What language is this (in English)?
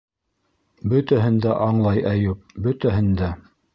Bashkir